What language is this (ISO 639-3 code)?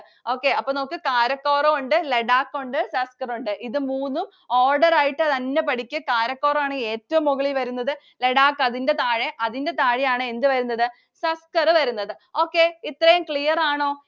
mal